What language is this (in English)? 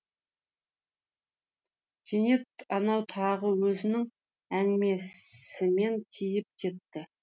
Kazakh